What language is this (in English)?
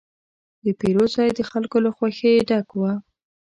Pashto